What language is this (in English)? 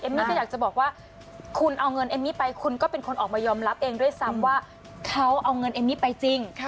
Thai